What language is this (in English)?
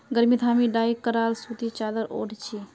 Magahi